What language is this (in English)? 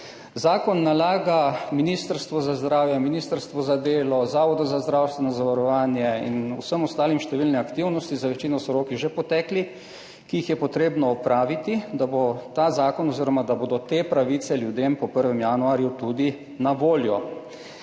Slovenian